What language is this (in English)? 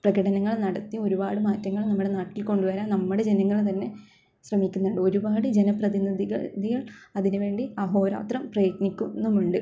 Malayalam